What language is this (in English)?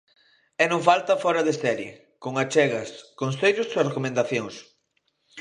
Galician